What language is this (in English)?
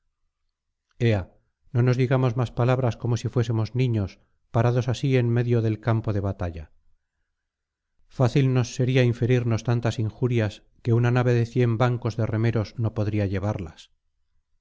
Spanish